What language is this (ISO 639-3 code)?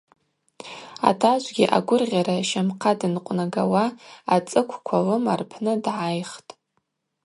abq